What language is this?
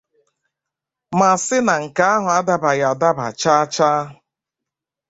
Igbo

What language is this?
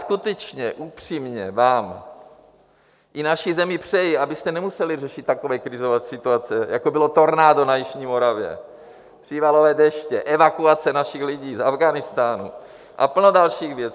Czech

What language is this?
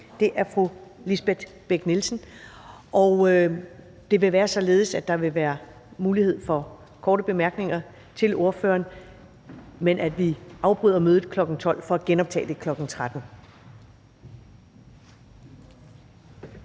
Danish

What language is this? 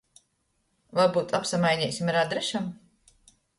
Latgalian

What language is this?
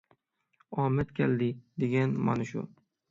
Uyghur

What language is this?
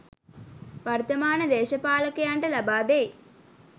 Sinhala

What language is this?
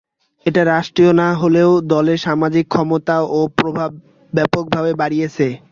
Bangla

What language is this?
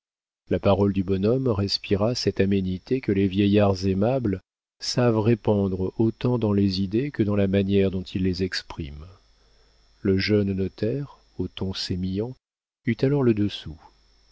French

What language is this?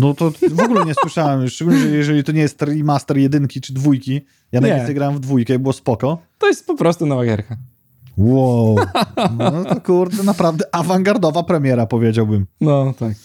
Polish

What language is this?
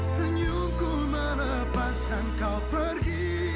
Indonesian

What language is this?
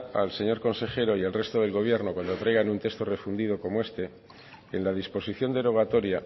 Spanish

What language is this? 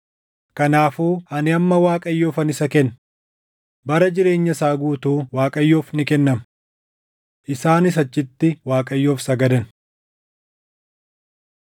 Oromo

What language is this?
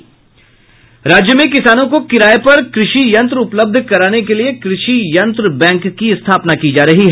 Hindi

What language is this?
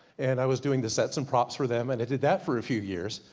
English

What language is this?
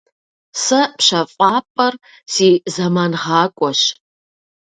Kabardian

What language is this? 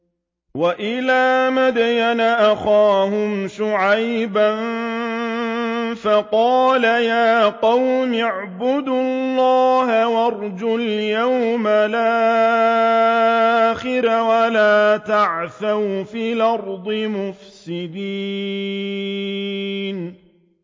Arabic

